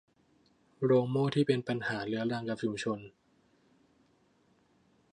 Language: Thai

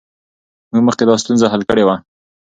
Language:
Pashto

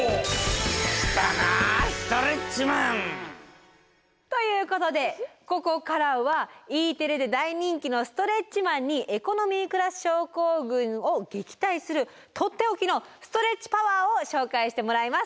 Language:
Japanese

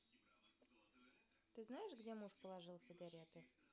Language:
Russian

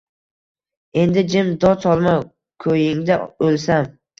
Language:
Uzbek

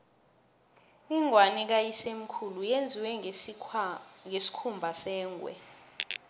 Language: South Ndebele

